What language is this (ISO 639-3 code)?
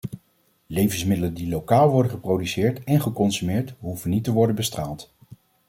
nld